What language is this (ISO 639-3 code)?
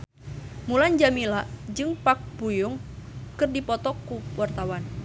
sun